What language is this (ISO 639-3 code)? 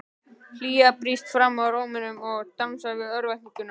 isl